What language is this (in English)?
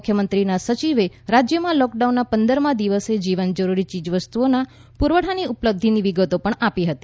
Gujarati